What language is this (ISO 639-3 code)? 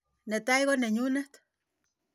kln